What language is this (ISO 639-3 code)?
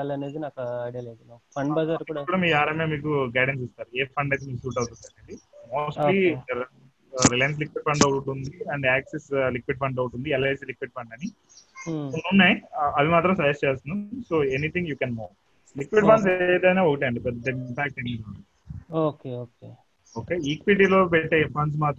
tel